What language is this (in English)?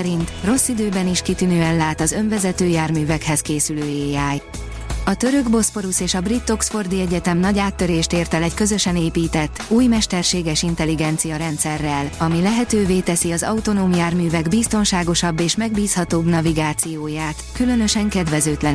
Hungarian